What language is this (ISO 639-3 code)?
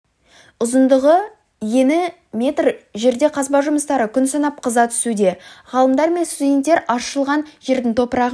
kaz